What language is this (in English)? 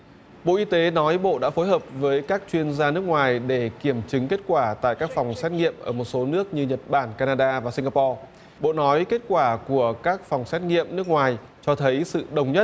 Vietnamese